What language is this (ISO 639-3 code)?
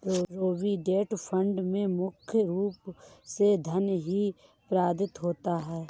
hin